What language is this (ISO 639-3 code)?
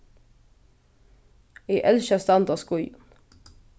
fao